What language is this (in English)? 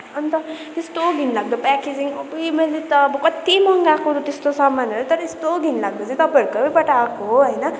Nepali